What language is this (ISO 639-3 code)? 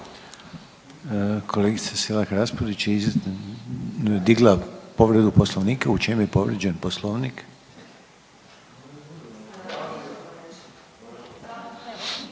hrv